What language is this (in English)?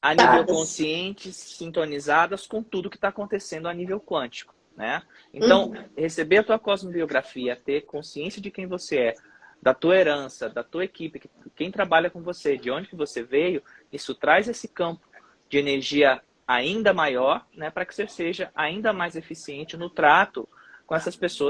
Portuguese